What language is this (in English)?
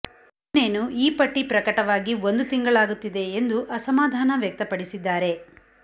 Kannada